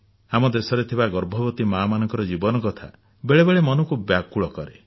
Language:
Odia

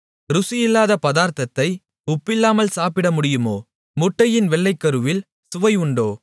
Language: Tamil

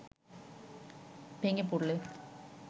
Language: Bangla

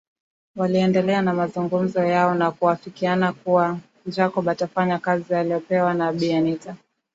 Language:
Swahili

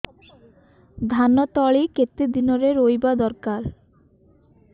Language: Odia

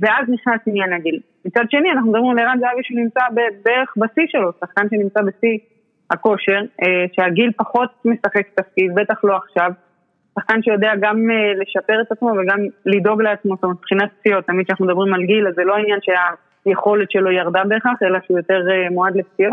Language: Hebrew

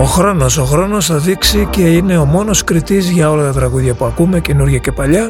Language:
Greek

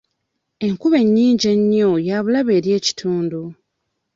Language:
Ganda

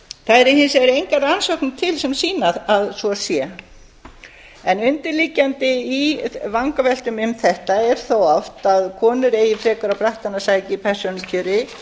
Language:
Icelandic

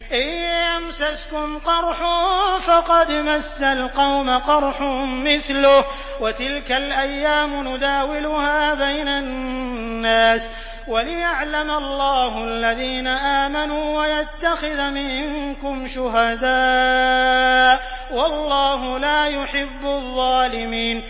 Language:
Arabic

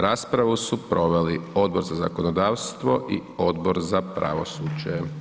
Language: Croatian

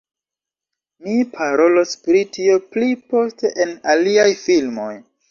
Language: Esperanto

